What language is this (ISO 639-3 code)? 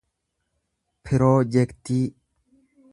orm